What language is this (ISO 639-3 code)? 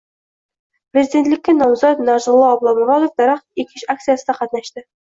uzb